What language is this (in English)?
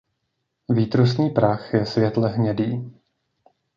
Czech